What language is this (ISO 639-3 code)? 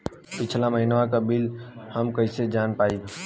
bho